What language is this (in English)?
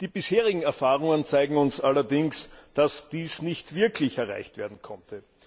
German